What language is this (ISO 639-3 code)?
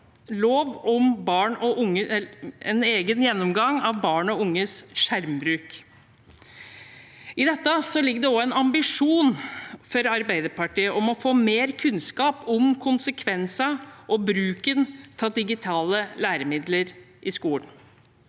nor